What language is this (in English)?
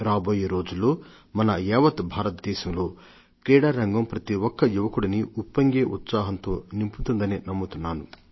Telugu